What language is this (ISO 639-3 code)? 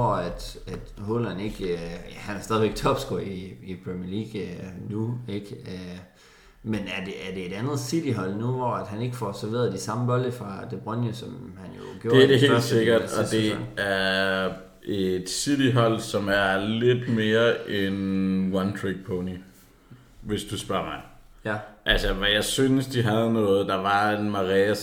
dan